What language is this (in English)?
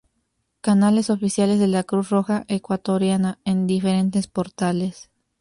Spanish